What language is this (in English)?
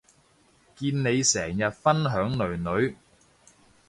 Cantonese